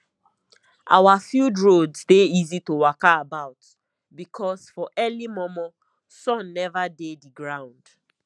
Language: Nigerian Pidgin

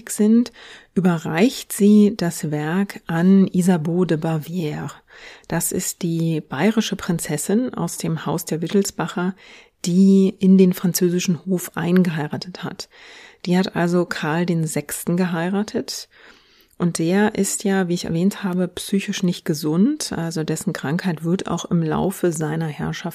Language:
German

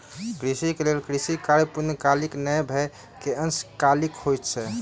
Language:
Maithili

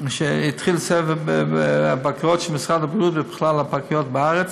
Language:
Hebrew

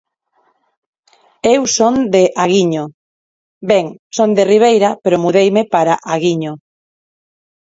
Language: Galician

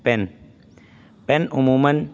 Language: Urdu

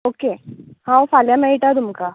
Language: Konkani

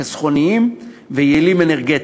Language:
Hebrew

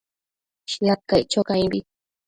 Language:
Matsés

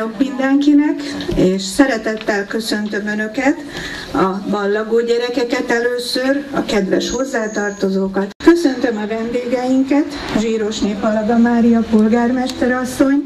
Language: Hungarian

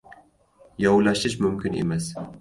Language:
Uzbek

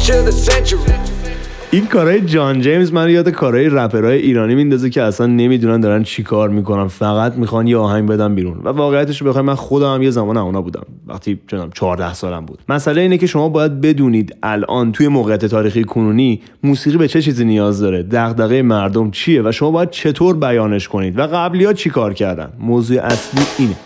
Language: Persian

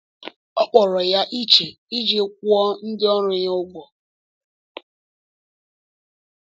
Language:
Igbo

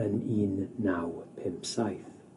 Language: Welsh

